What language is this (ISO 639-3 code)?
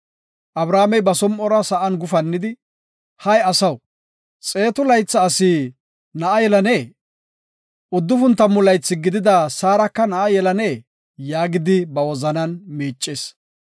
gof